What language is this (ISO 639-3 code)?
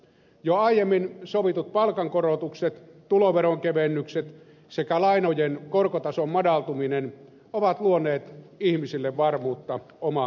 fin